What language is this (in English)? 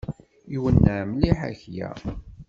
Kabyle